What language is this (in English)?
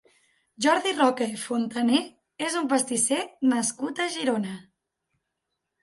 Catalan